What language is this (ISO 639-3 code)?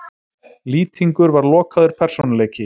isl